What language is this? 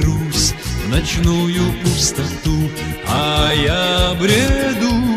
Russian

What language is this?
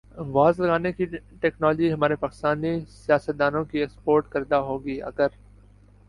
Urdu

